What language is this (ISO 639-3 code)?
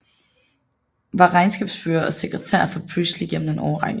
dan